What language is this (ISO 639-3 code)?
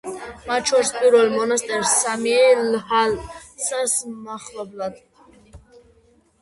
kat